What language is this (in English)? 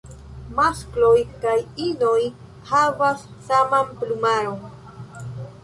Esperanto